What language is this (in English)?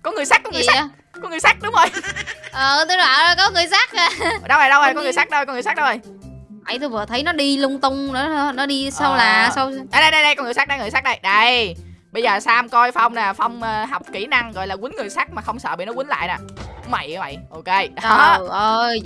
Vietnamese